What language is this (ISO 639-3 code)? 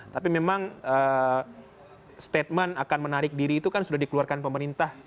ind